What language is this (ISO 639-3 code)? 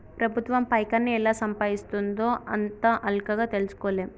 tel